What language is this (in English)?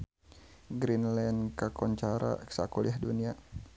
Sundanese